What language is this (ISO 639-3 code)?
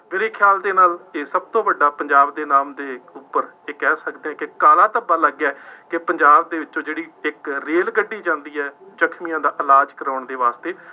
pan